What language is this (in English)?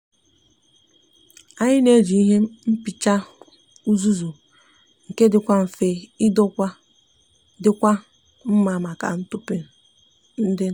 Igbo